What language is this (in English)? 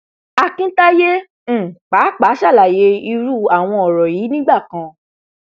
Yoruba